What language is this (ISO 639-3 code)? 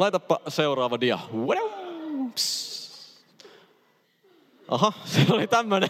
fin